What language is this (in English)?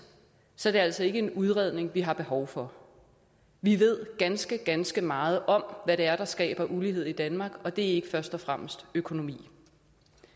Danish